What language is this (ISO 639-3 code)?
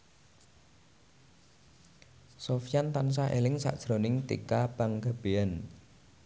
jav